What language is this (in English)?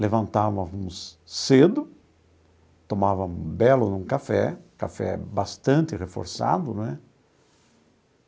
Portuguese